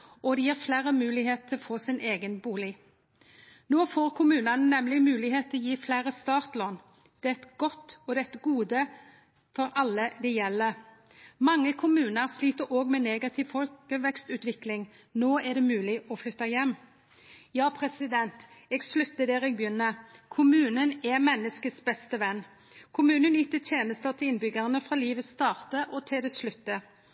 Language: Norwegian Nynorsk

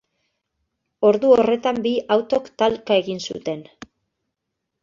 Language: Basque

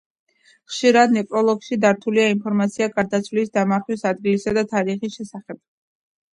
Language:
Georgian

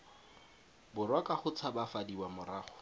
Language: Tswana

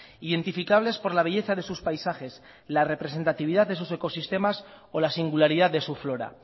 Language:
Spanish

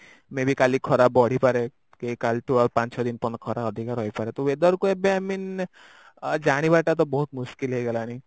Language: Odia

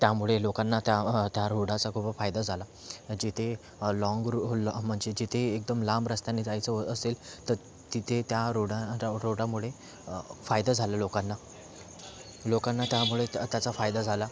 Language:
Marathi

